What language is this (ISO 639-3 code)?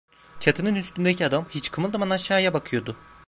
tur